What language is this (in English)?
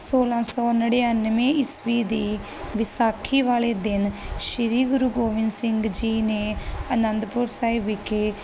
Punjabi